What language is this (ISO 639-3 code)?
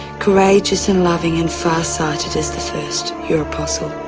eng